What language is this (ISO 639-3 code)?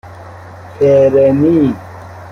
fas